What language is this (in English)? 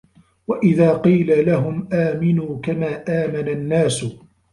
Arabic